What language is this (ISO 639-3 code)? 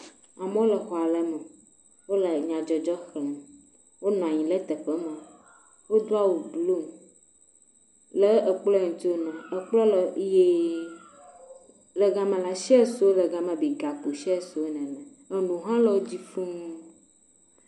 ewe